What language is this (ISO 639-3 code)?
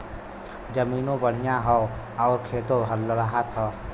bho